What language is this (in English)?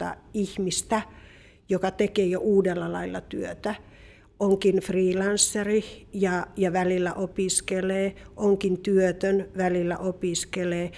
Finnish